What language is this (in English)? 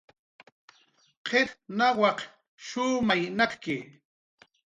Jaqaru